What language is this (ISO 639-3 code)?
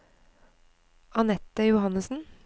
nor